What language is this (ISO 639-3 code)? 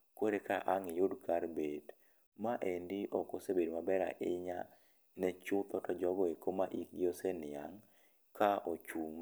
luo